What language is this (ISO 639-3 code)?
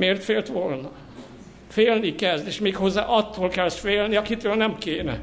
hun